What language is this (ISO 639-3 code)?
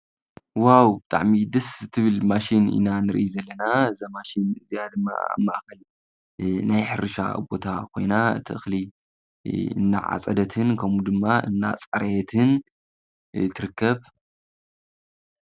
tir